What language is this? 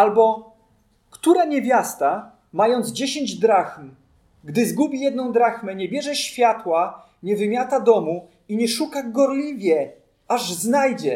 Polish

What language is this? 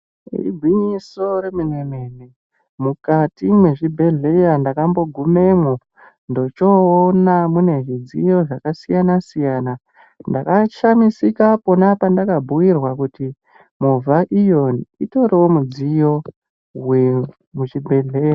Ndau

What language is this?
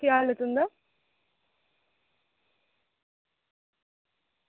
Dogri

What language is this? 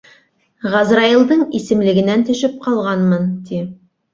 Bashkir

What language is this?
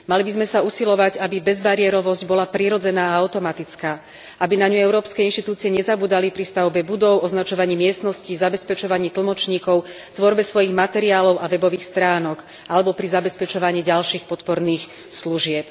Slovak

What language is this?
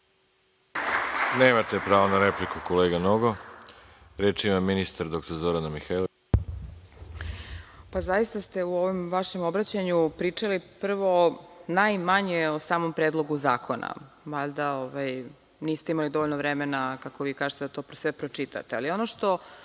Serbian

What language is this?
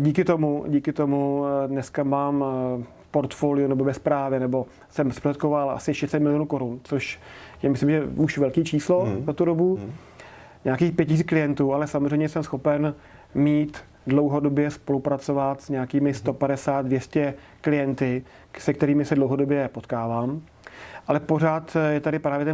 Czech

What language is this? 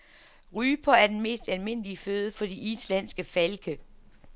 Danish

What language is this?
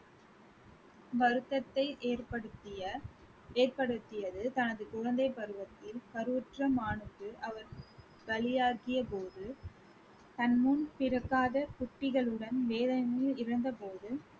Tamil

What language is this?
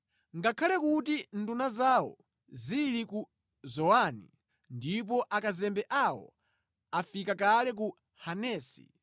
Nyanja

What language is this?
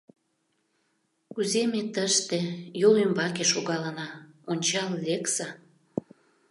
Mari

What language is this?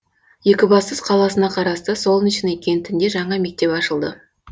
Kazakh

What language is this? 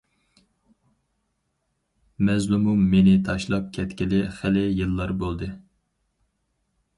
Uyghur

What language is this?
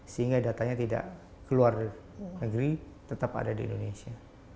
Indonesian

